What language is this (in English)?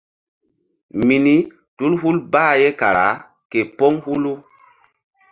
Mbum